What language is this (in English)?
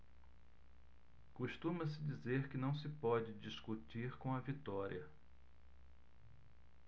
Portuguese